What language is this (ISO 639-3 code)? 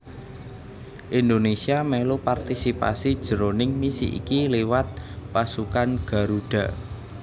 jav